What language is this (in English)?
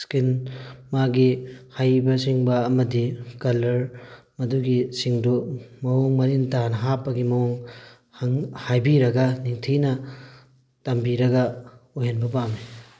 Manipuri